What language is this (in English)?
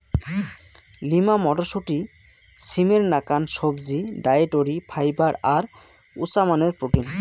Bangla